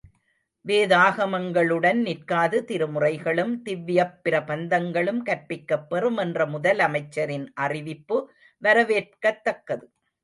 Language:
Tamil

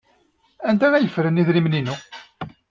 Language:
Kabyle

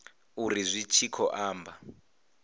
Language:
Venda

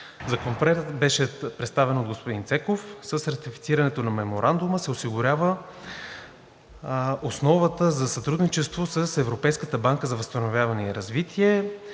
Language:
Bulgarian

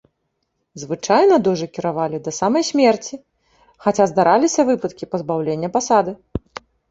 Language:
Belarusian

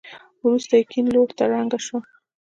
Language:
Pashto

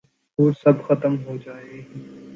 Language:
Urdu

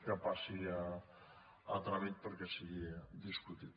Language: Catalan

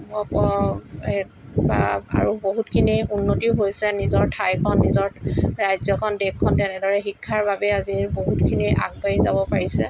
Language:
Assamese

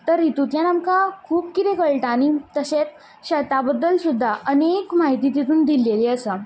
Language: Konkani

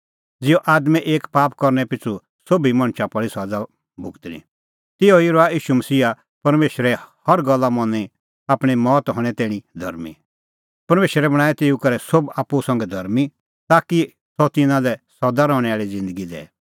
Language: Kullu Pahari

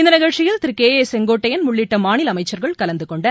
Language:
Tamil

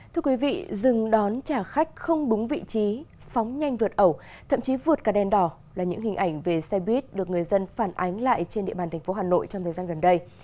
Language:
Vietnamese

